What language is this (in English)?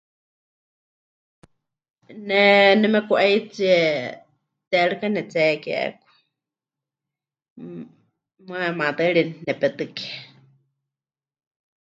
Huichol